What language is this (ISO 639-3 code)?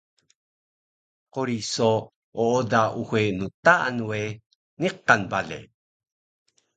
trv